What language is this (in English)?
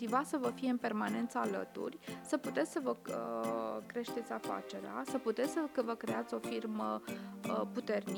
Romanian